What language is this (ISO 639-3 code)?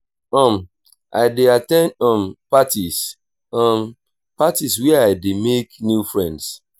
pcm